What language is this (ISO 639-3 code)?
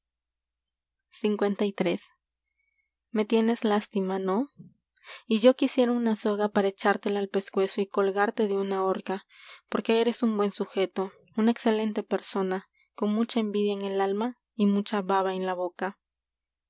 spa